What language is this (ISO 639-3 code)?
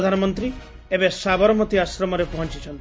ori